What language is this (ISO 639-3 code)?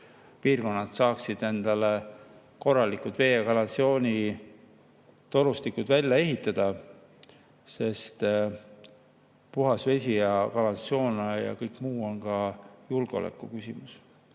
est